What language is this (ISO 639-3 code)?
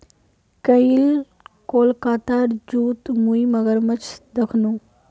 mag